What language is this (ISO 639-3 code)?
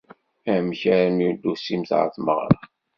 kab